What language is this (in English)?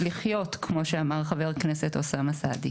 Hebrew